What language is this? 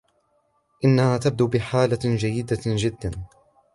Arabic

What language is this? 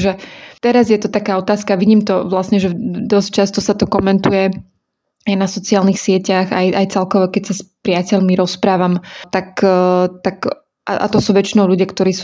Slovak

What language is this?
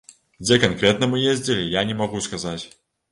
Belarusian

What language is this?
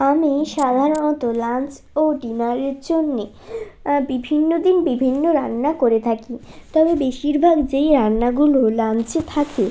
Bangla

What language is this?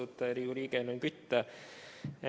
Estonian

